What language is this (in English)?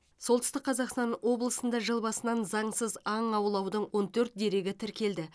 Kazakh